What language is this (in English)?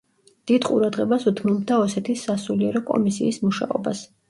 Georgian